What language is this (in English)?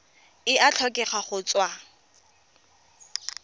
Tswana